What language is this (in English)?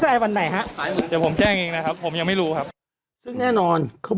Thai